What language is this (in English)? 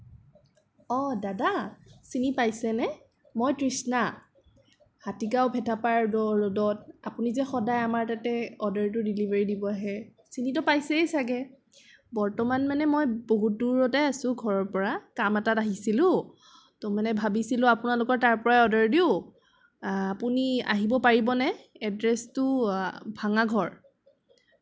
Assamese